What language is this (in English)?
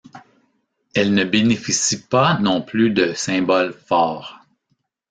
French